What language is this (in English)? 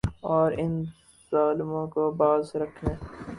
Urdu